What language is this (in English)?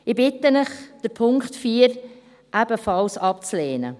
Swiss German